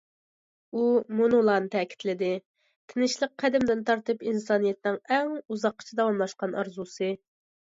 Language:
Uyghur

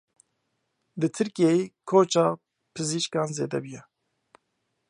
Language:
Kurdish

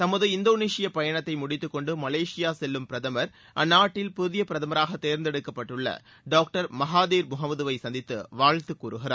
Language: Tamil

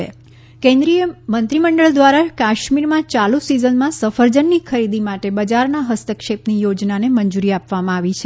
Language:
Gujarati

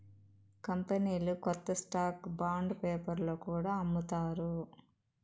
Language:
Telugu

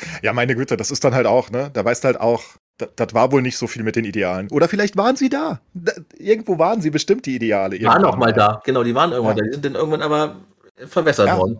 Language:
German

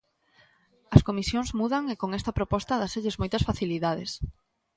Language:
Galician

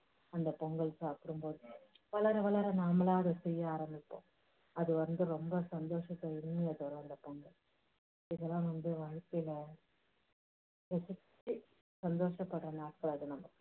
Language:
Tamil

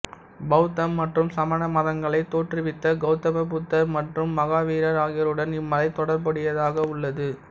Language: Tamil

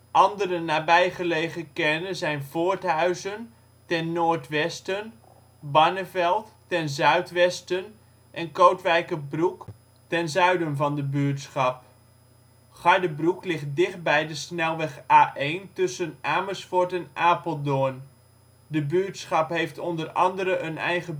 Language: Dutch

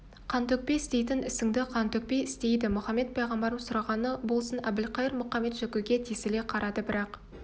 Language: Kazakh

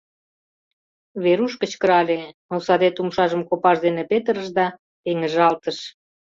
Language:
Mari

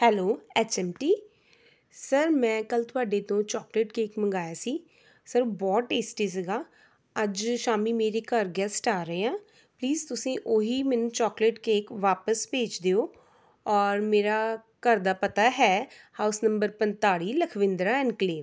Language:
Punjabi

